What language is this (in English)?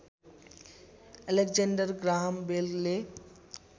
Nepali